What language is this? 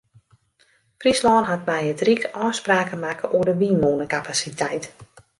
Western Frisian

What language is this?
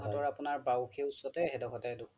Assamese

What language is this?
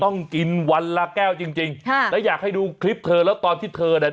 Thai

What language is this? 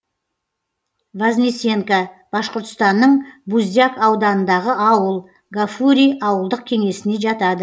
Kazakh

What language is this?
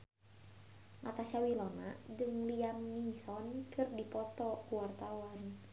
Sundanese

